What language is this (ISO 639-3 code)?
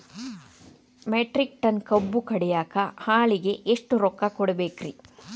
kan